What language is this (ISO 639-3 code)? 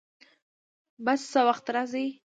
pus